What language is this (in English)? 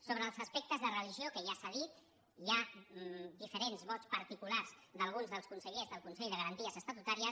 Catalan